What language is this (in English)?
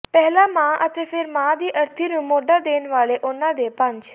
Punjabi